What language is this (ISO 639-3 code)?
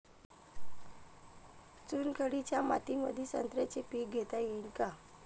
mar